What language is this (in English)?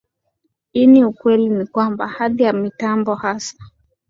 Swahili